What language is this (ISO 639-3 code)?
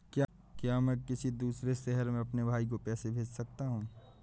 hin